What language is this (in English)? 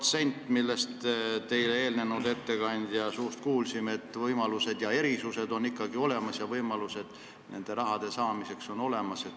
Estonian